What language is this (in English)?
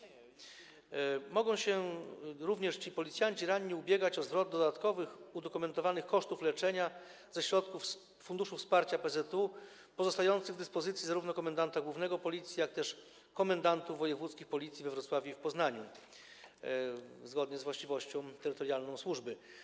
Polish